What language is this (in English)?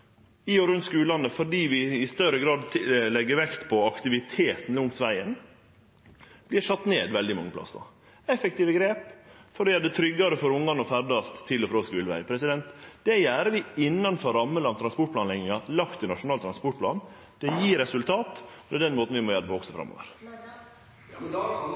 Norwegian Nynorsk